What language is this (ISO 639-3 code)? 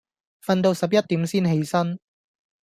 yue